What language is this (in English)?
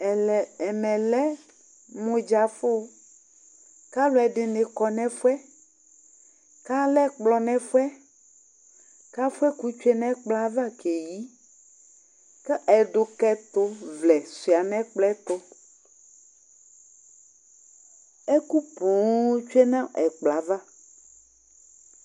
Ikposo